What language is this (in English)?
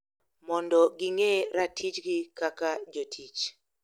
Luo (Kenya and Tanzania)